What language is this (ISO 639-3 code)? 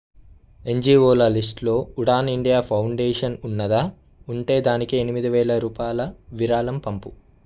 tel